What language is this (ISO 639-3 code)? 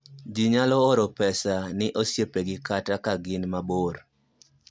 luo